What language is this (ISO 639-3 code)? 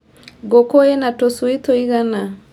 kik